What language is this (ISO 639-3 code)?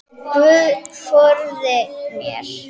isl